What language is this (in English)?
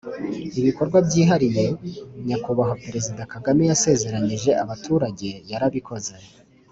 Kinyarwanda